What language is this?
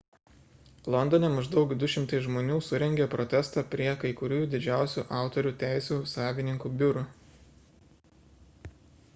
Lithuanian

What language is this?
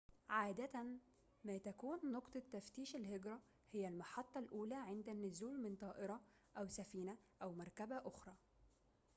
Arabic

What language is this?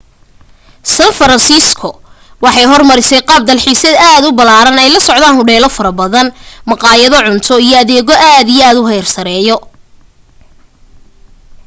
Somali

